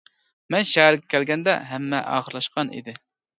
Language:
Uyghur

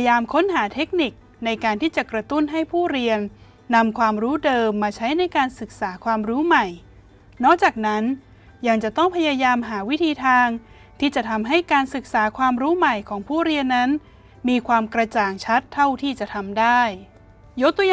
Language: Thai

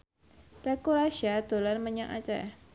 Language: Javanese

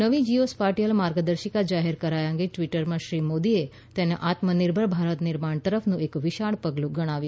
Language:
Gujarati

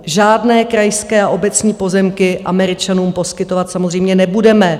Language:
Czech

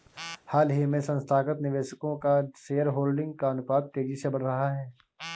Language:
Hindi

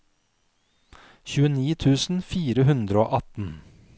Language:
Norwegian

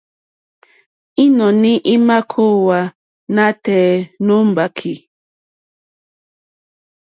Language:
Mokpwe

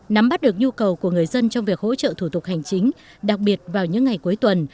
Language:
Vietnamese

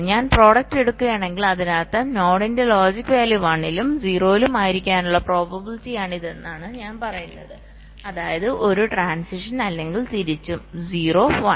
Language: Malayalam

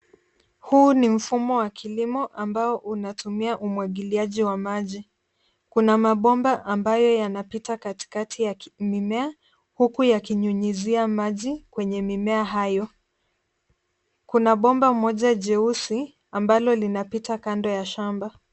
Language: Swahili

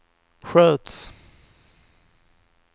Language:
Swedish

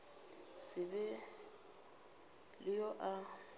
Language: Northern Sotho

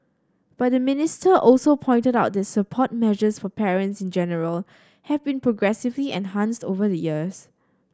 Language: English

